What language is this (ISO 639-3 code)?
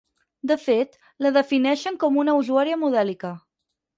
cat